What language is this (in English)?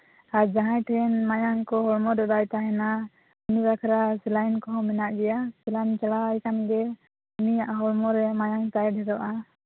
Santali